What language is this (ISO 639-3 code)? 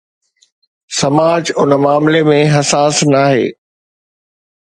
snd